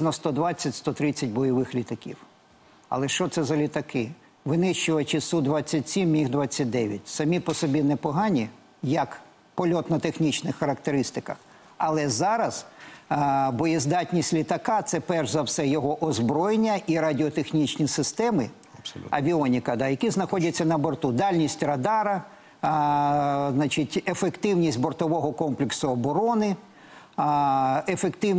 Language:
Ukrainian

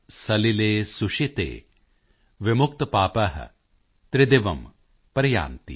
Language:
Punjabi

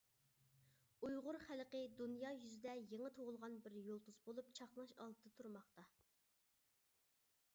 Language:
Uyghur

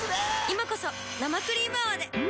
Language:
Japanese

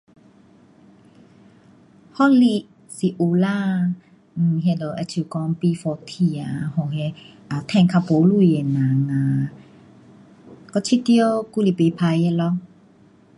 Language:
Pu-Xian Chinese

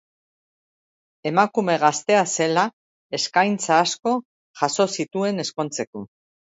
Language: Basque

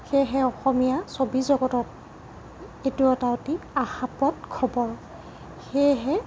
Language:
Assamese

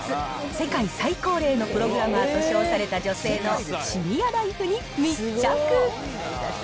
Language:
Japanese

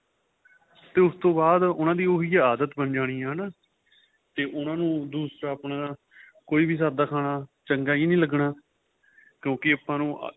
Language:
Punjabi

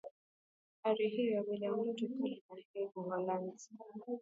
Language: Swahili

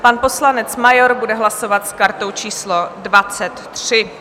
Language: Czech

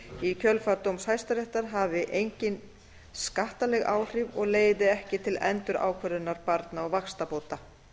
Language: Icelandic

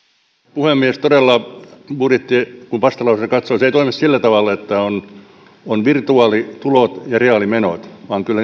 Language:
Finnish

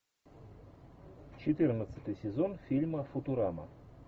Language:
Russian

